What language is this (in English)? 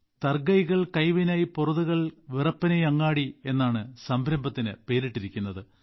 Malayalam